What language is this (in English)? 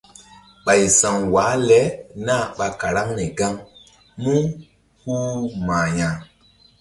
Mbum